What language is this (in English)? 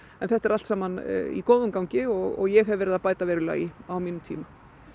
Icelandic